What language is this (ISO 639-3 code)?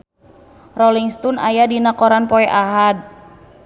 sun